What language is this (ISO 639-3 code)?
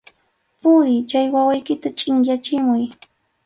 qxu